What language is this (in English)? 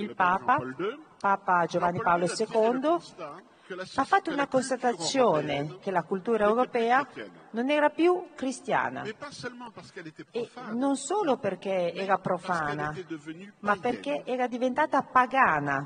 Italian